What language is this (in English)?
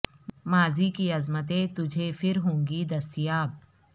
Urdu